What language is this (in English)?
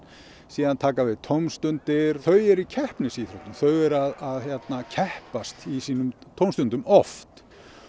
Icelandic